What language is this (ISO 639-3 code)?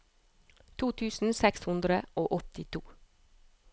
nor